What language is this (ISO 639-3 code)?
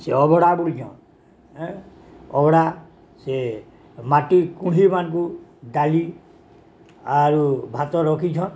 ori